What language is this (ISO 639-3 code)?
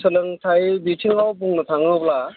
brx